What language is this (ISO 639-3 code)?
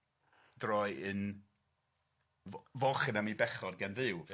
cym